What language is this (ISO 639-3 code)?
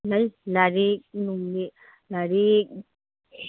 mni